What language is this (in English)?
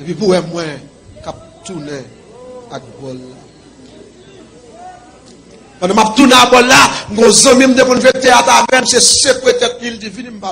French